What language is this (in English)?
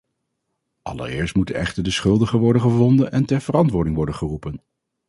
Dutch